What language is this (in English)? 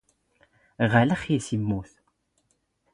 Standard Moroccan Tamazight